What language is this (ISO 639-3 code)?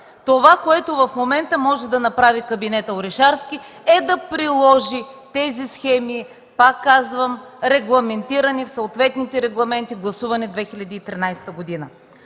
bul